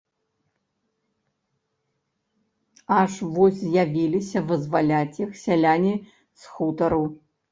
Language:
Belarusian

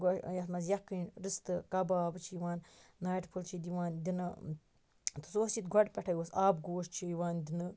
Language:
Kashmiri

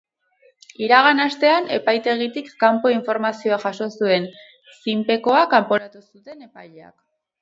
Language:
Basque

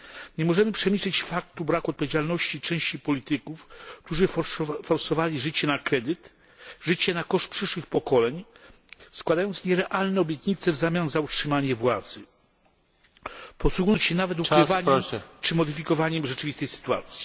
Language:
Polish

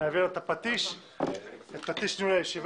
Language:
Hebrew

